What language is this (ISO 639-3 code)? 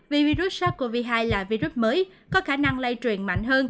vie